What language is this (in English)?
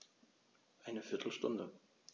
German